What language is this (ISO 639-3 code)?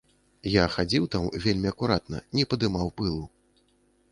bel